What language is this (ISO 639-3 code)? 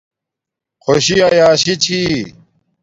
dmk